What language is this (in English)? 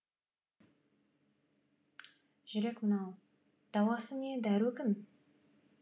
Kazakh